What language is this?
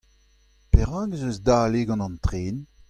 Breton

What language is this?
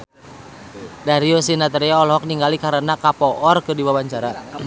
Sundanese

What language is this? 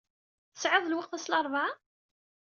Kabyle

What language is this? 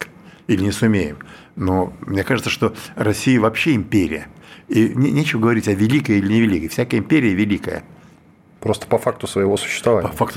Russian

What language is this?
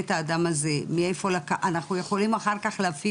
Hebrew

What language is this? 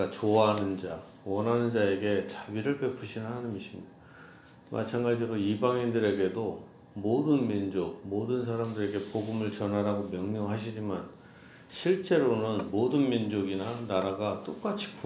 Korean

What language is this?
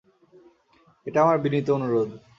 Bangla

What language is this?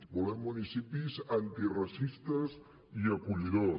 Catalan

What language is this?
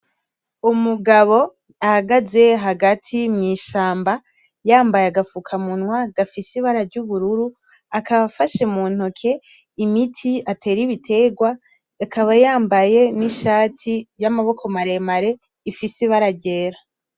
Rundi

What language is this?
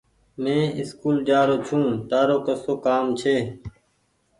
Goaria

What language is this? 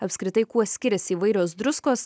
Lithuanian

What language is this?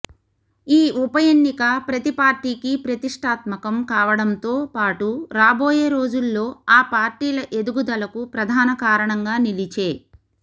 Telugu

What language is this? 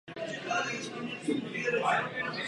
Czech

